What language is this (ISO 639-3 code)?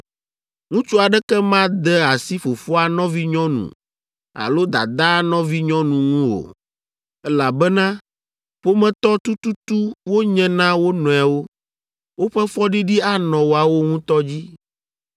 ewe